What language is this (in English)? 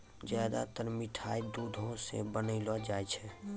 Maithili